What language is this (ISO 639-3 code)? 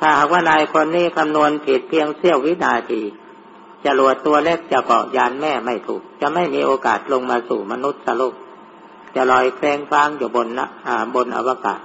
tha